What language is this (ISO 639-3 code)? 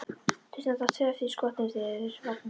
isl